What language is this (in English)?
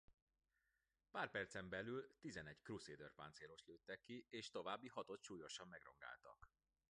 Hungarian